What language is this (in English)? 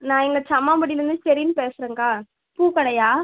Tamil